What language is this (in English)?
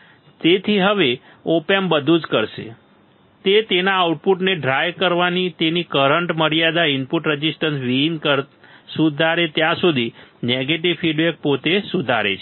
Gujarati